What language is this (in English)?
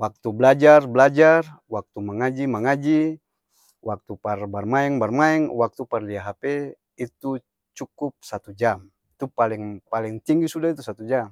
Ambonese Malay